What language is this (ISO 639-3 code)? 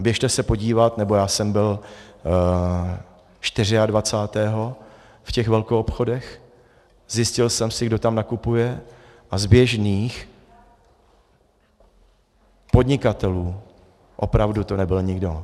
ces